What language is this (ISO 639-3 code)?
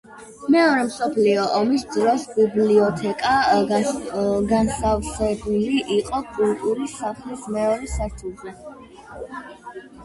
kat